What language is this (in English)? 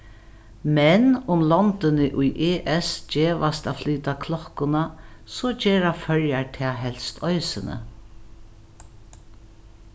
Faroese